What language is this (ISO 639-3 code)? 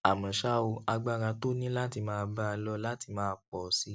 yor